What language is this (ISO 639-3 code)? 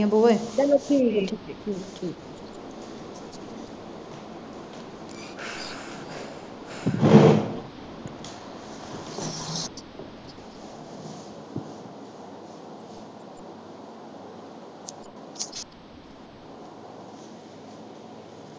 pan